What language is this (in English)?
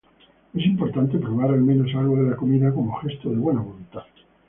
Spanish